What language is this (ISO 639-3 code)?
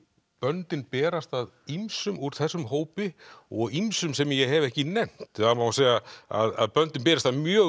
isl